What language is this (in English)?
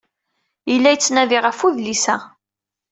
Kabyle